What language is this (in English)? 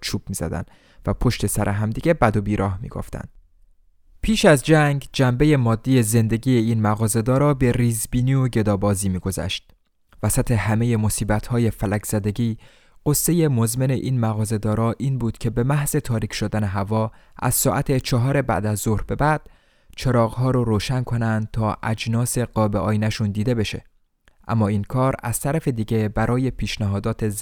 Persian